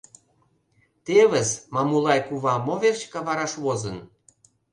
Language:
Mari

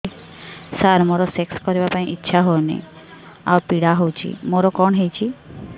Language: Odia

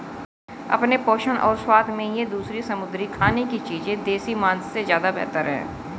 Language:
Hindi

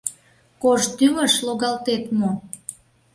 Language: Mari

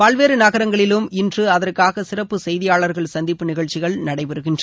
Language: Tamil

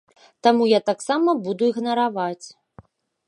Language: Belarusian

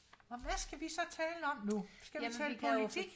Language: Danish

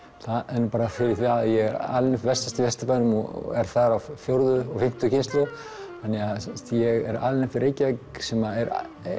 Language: Icelandic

